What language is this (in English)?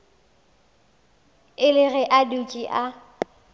Northern Sotho